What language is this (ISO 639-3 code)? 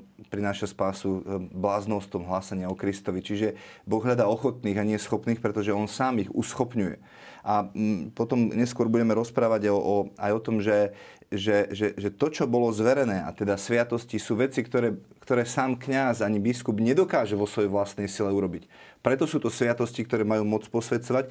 slk